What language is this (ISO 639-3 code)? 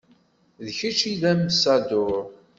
kab